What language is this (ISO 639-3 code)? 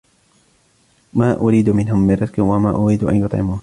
ara